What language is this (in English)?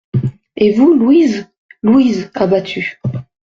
French